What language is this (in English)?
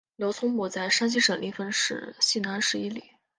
Chinese